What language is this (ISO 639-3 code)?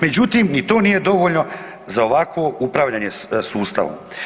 hrv